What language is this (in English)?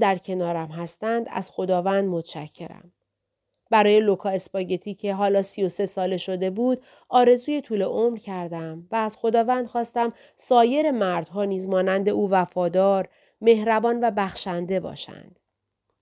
Persian